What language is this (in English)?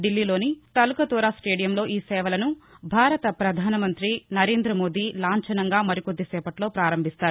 Telugu